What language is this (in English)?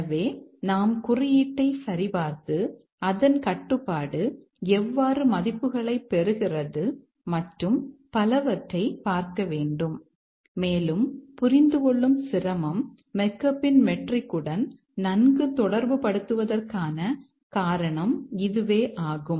Tamil